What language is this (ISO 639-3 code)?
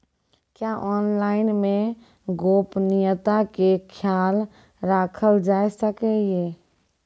mai